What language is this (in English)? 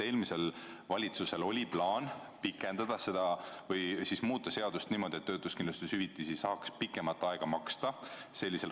Estonian